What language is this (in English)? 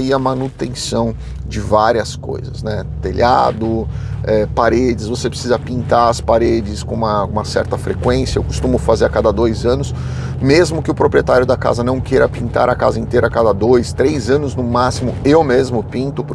Portuguese